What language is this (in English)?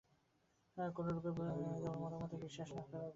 Bangla